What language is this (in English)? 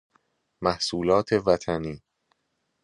Persian